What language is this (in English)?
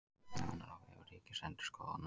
Icelandic